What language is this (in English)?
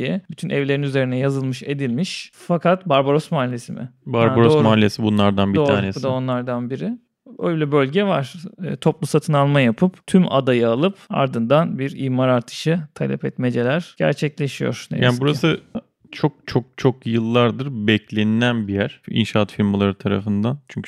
Turkish